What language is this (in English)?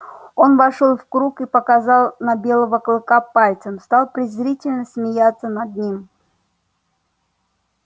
Russian